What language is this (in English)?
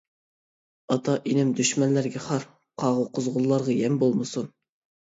Uyghur